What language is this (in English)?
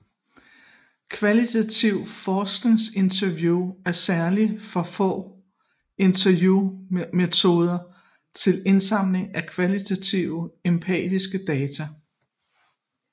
Danish